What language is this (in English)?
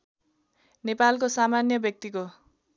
Nepali